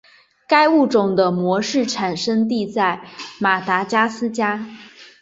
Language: Chinese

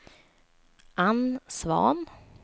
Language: Swedish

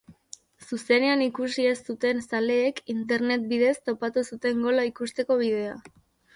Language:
Basque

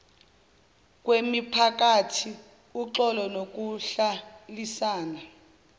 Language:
Zulu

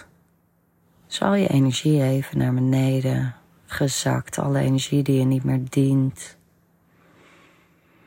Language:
Dutch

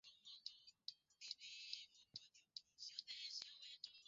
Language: Swahili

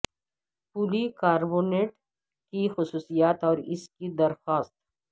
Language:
Urdu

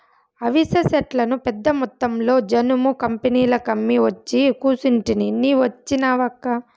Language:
Telugu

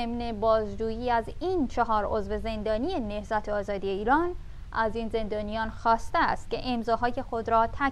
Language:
Persian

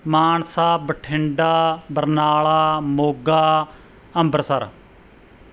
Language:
Punjabi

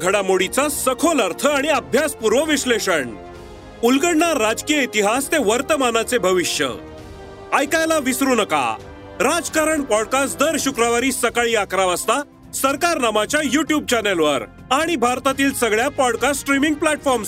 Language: Marathi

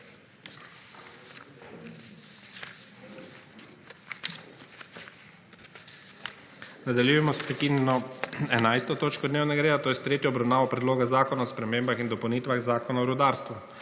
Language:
Slovenian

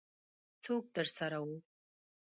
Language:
Pashto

